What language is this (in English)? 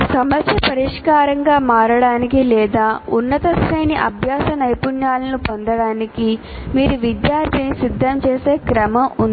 Telugu